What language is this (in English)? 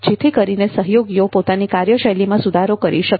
Gujarati